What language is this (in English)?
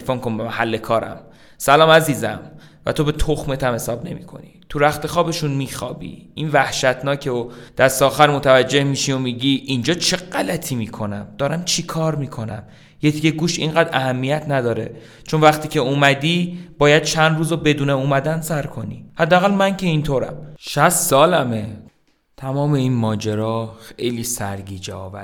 Persian